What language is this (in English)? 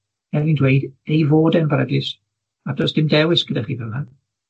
Welsh